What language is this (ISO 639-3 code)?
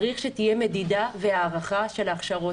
heb